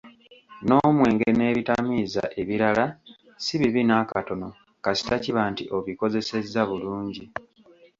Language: Ganda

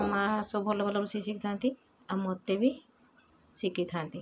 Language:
Odia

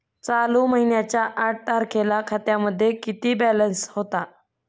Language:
Marathi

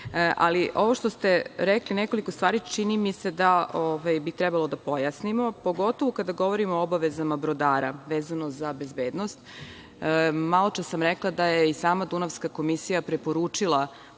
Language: Serbian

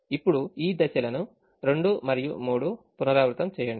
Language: Telugu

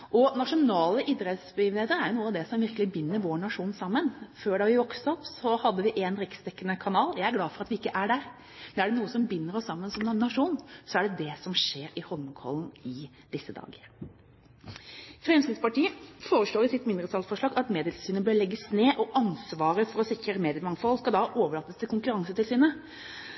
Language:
Norwegian Bokmål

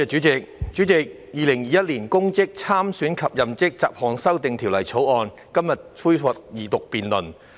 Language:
Cantonese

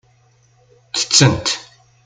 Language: Kabyle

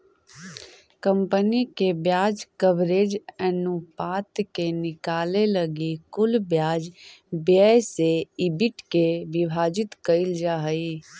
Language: Magahi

